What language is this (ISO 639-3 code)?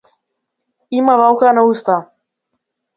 mkd